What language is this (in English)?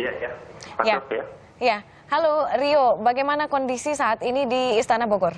Indonesian